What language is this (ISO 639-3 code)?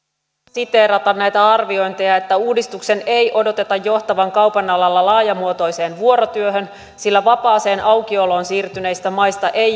fin